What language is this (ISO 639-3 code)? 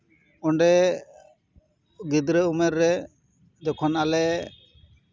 sat